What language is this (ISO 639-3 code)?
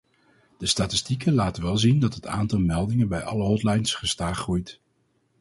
nld